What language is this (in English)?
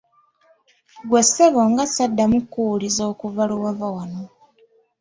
Ganda